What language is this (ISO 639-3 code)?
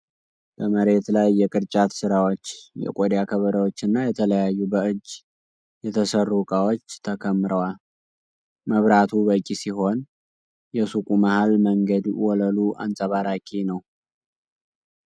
amh